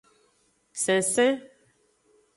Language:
Aja (Benin)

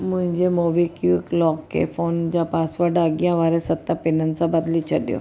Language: Sindhi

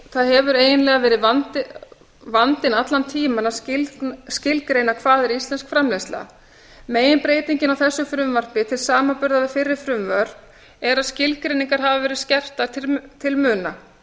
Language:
Icelandic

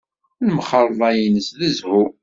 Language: Kabyle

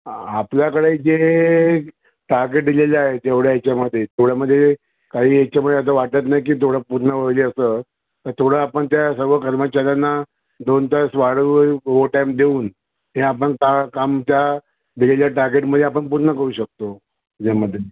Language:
Marathi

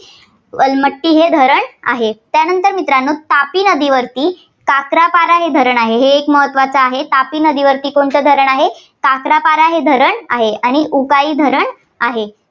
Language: Marathi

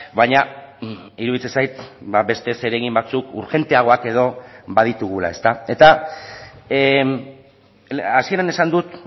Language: Basque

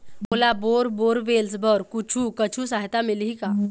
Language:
Chhattisgarhi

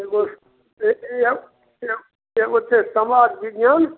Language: Maithili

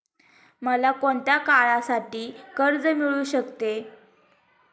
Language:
Marathi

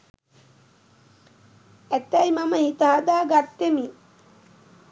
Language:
Sinhala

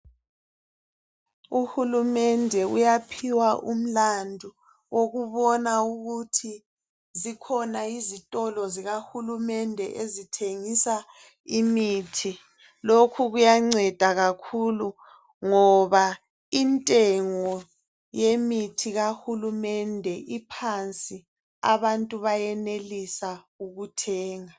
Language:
North Ndebele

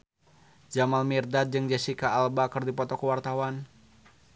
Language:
Sundanese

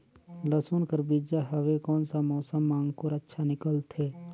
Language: Chhattisgarhi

